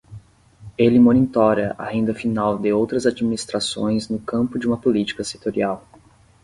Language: Portuguese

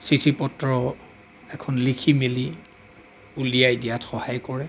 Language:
Assamese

